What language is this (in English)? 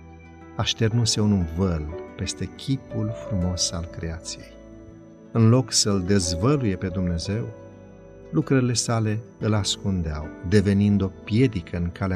Romanian